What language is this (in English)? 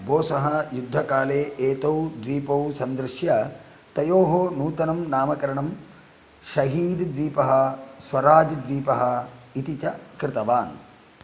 Sanskrit